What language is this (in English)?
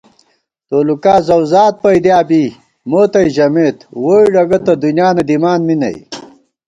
Gawar-Bati